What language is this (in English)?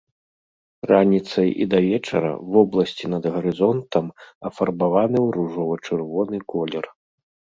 Belarusian